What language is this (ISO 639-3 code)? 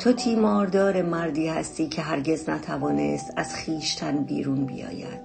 fas